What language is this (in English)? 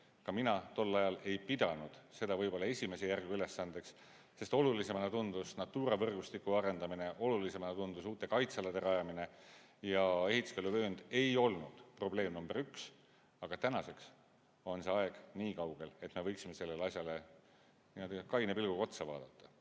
Estonian